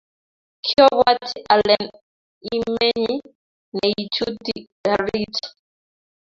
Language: Kalenjin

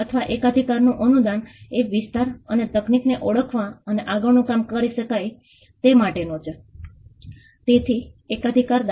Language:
Gujarati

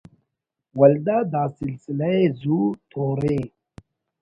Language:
Brahui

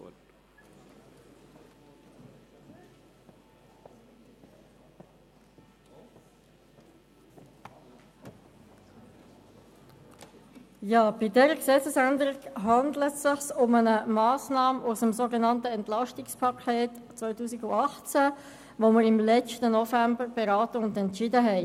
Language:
Swiss German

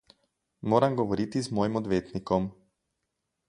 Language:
Slovenian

